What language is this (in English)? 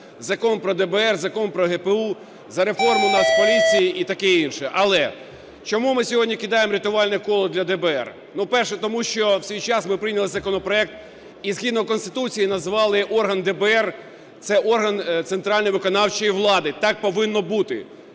Ukrainian